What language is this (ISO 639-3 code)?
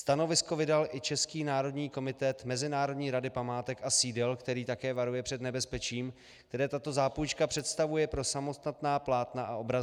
ces